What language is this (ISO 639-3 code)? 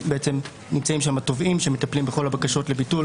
heb